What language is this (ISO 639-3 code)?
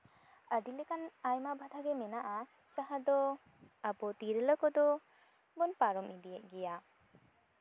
sat